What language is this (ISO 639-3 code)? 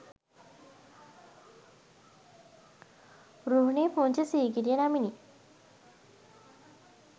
sin